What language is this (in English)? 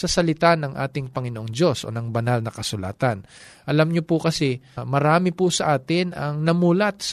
Filipino